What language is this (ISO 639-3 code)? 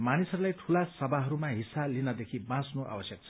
nep